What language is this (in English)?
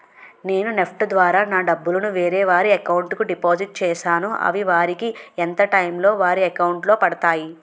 Telugu